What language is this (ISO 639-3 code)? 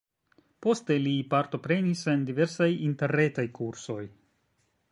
epo